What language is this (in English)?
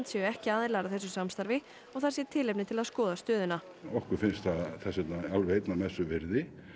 Icelandic